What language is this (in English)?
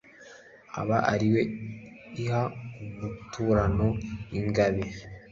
Kinyarwanda